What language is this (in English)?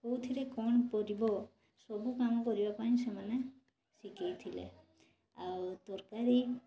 Odia